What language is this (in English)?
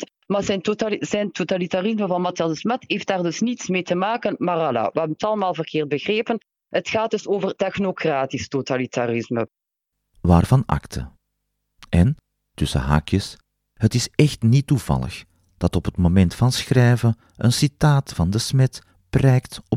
Dutch